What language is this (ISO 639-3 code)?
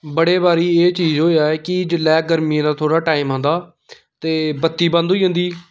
doi